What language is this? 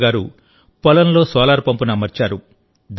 Telugu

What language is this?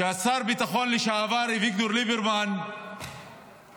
Hebrew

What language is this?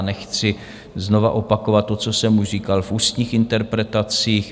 Czech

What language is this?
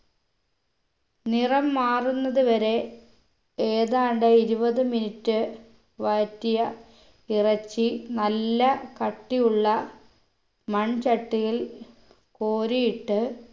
Malayalam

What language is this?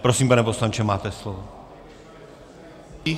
Czech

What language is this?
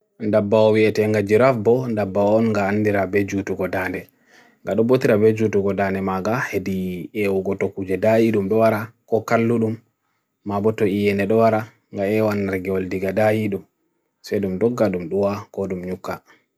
Bagirmi Fulfulde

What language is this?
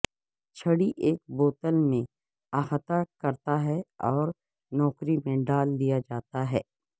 Urdu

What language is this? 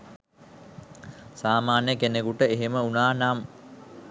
Sinhala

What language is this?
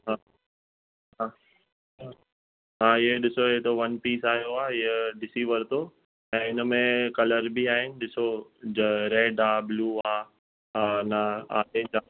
Sindhi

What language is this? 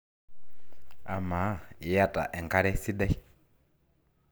Masai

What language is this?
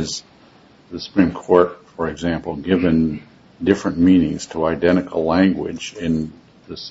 English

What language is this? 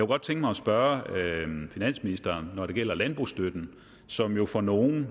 Danish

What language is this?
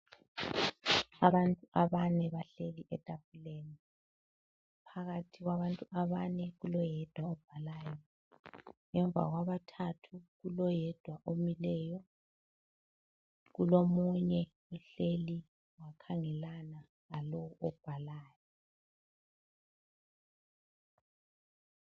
North Ndebele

